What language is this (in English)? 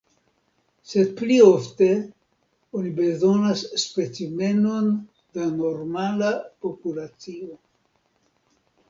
Esperanto